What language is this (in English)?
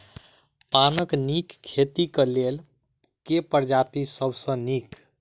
Maithili